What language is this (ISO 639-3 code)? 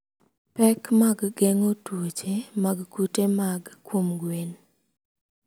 luo